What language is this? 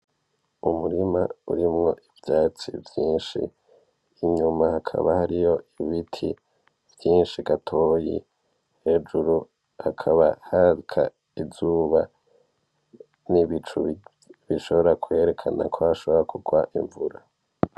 Rundi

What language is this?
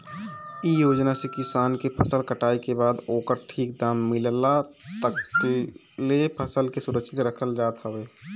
Bhojpuri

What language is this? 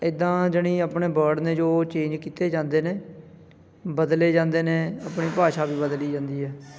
Punjabi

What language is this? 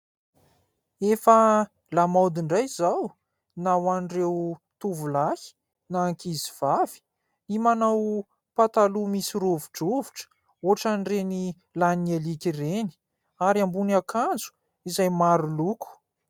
Malagasy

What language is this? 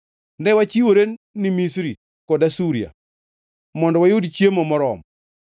Luo (Kenya and Tanzania)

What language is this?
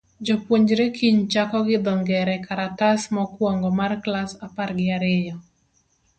Luo (Kenya and Tanzania)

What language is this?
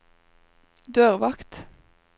Norwegian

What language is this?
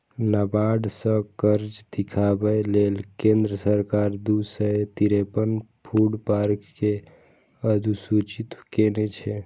Maithili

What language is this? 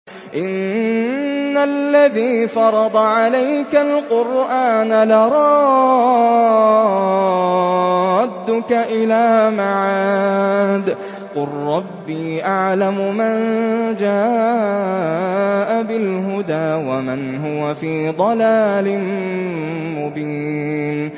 Arabic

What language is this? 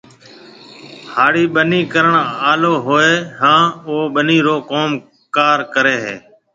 Marwari (Pakistan)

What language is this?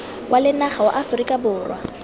Tswana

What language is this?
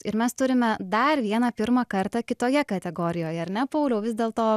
Lithuanian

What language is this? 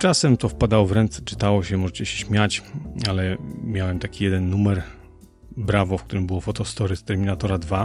Polish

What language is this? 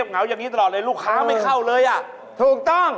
Thai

